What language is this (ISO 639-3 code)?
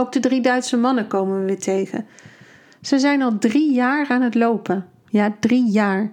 nld